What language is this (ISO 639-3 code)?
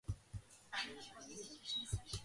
kat